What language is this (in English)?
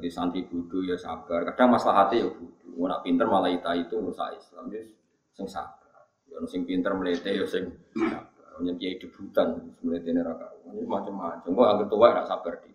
Indonesian